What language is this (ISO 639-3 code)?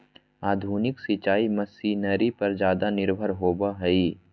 mag